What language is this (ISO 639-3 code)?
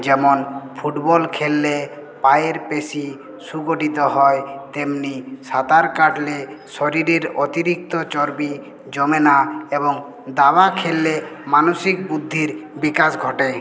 ben